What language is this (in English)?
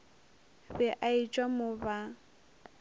Northern Sotho